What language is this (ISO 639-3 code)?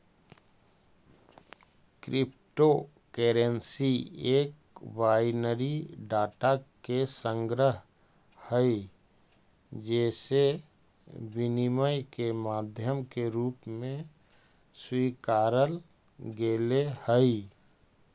mag